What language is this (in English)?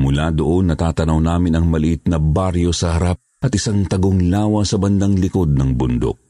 Filipino